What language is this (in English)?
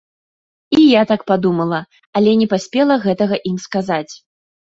Belarusian